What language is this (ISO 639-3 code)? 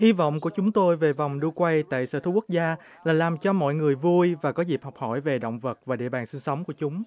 vie